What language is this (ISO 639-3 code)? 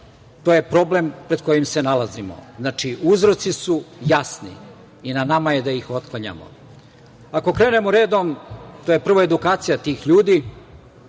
srp